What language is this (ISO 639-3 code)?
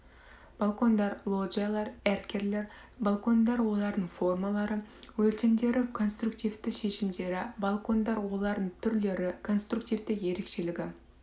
kaz